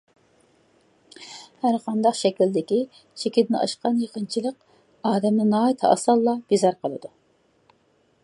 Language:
Uyghur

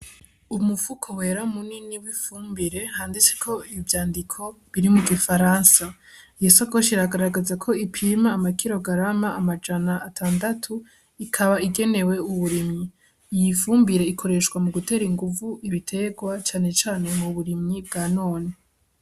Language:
Rundi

